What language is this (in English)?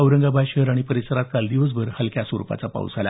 Marathi